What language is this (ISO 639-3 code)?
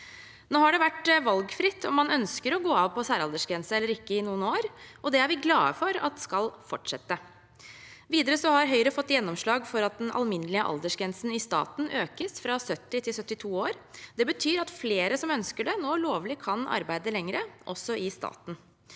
nor